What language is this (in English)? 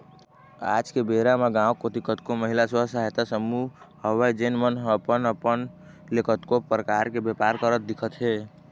Chhattisgarhi